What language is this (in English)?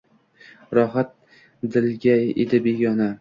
Uzbek